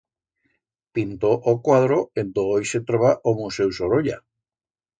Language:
Aragonese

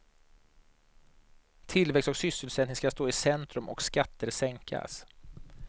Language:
Swedish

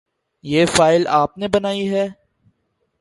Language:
Urdu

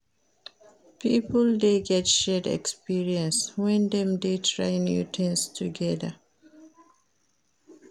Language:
Nigerian Pidgin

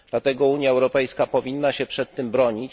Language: Polish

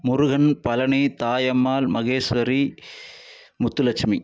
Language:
Tamil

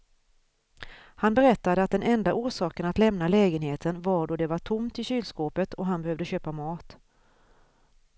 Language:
Swedish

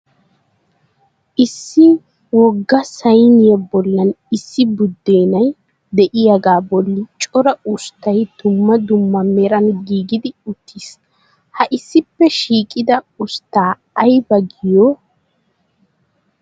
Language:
Wolaytta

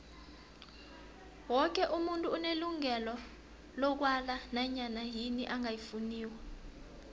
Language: South Ndebele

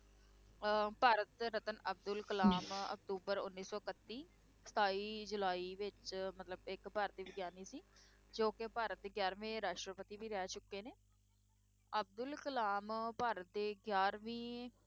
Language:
Punjabi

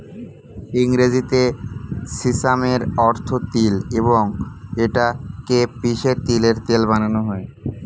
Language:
Bangla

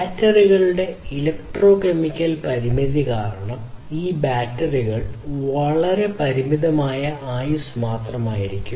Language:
Malayalam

